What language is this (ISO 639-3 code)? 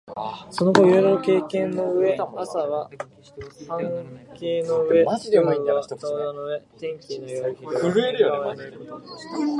jpn